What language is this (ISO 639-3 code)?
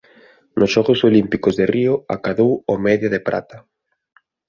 glg